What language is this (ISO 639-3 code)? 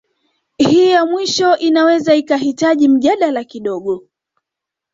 swa